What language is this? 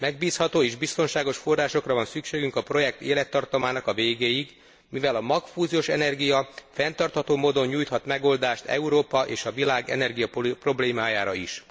Hungarian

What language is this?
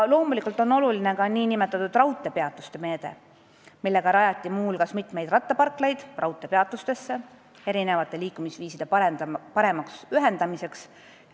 Estonian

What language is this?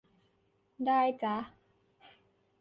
Thai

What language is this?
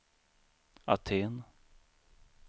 Swedish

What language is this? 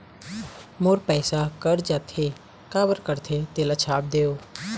Chhattisgarhi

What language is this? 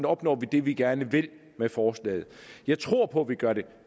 Danish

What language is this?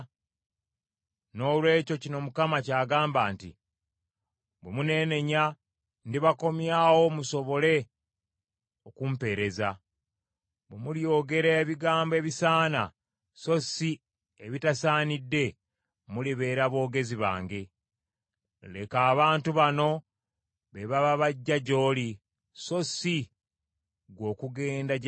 Ganda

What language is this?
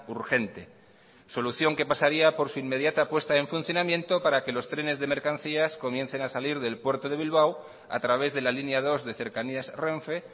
Spanish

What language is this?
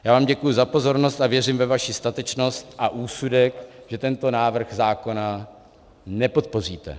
Czech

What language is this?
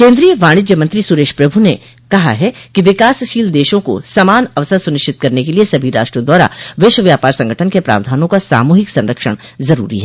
Hindi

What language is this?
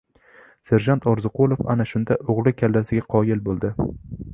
Uzbek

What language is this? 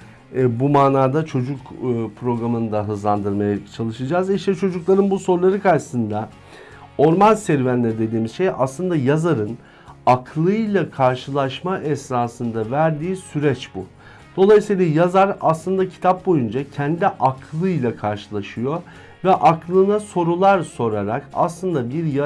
Turkish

